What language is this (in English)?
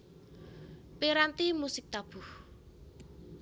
Javanese